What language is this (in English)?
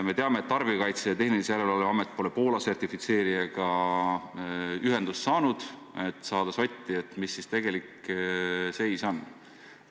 Estonian